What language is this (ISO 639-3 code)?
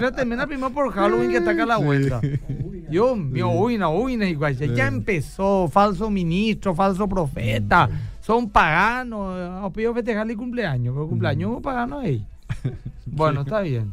spa